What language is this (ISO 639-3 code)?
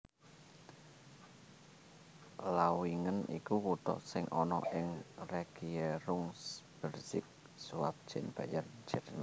jav